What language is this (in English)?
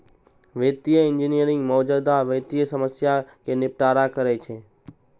Maithili